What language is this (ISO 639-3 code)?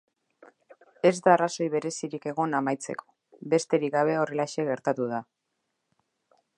eus